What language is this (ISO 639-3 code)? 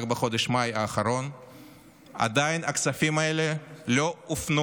heb